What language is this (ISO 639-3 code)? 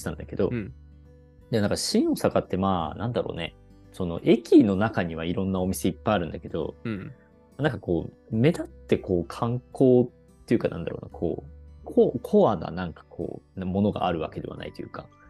jpn